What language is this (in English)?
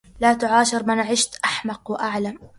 Arabic